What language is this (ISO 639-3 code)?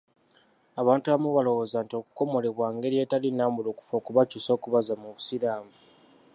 lug